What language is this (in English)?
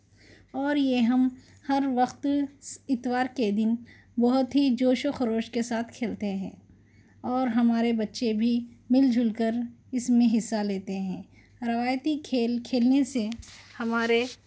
Urdu